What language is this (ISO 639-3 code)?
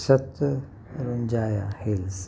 snd